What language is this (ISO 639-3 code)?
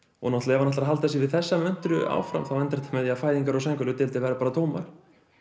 isl